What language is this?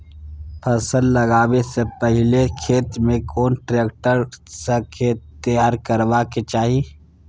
Maithili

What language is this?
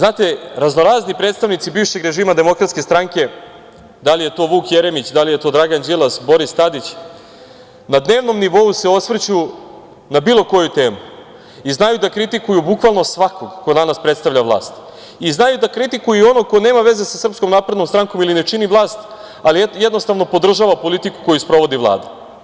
Serbian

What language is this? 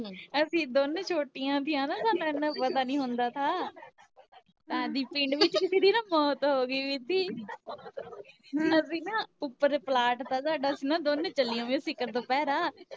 Punjabi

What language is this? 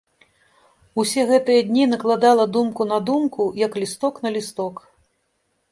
Belarusian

